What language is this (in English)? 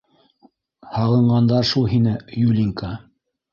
Bashkir